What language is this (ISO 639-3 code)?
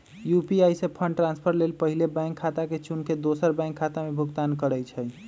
mag